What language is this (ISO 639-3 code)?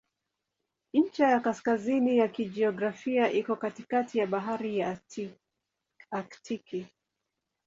swa